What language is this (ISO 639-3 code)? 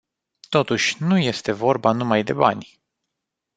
ron